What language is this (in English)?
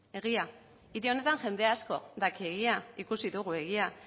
Basque